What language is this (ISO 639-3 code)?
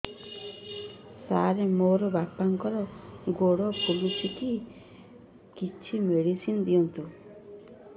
ori